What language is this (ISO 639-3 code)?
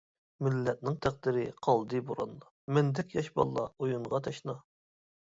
uig